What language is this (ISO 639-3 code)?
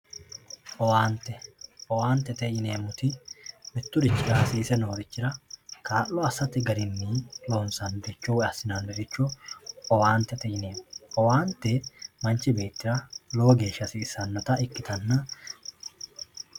sid